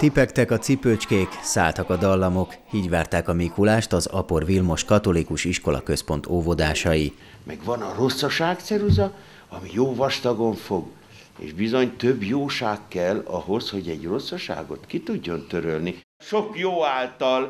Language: Hungarian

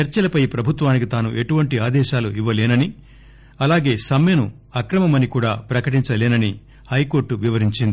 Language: Telugu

